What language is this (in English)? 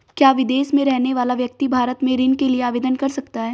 Hindi